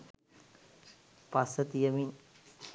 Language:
Sinhala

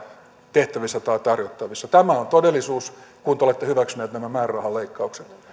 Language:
Finnish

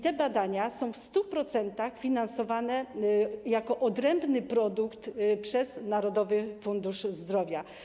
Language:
Polish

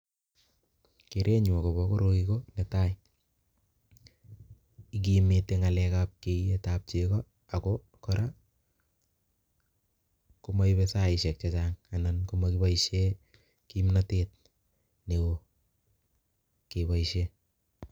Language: Kalenjin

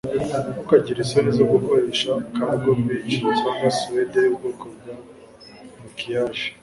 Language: Kinyarwanda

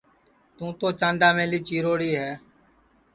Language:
Sansi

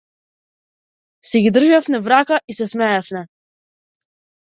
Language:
Macedonian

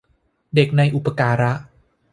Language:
Thai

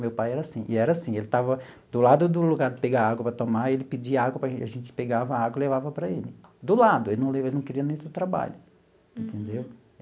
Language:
Portuguese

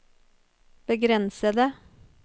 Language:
Norwegian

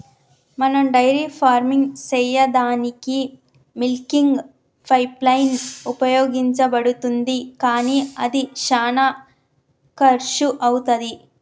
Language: Telugu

